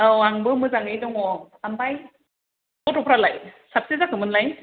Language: Bodo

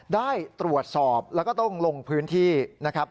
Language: Thai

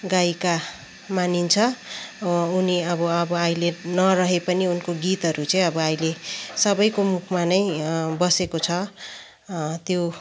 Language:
Nepali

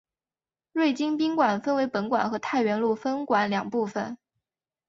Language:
Chinese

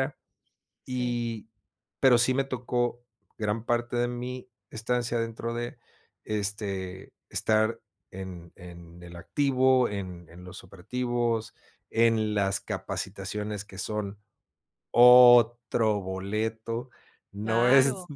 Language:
Spanish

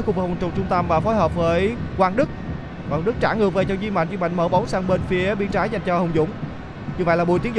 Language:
Vietnamese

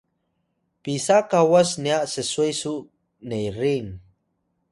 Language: Atayal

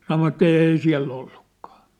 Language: Finnish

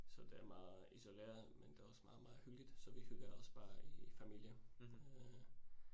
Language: Danish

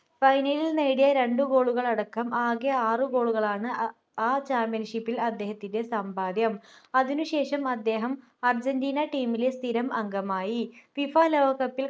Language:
Malayalam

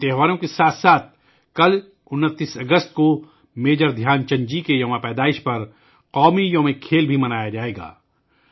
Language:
Urdu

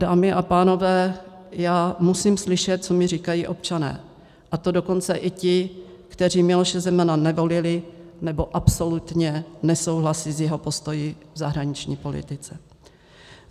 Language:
Czech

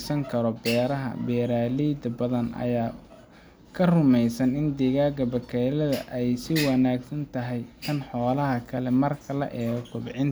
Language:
Somali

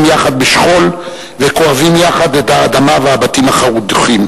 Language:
Hebrew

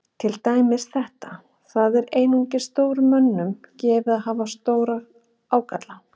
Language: Icelandic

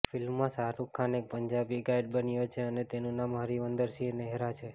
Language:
Gujarati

